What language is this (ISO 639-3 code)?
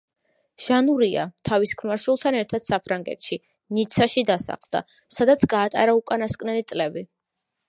kat